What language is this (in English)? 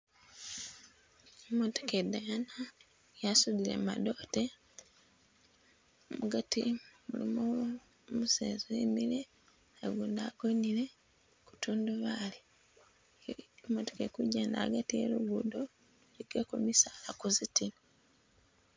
Masaaba